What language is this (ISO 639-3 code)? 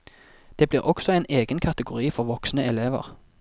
nor